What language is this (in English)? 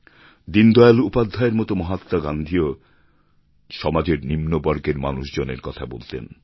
Bangla